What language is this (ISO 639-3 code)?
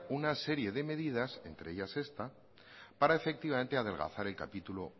spa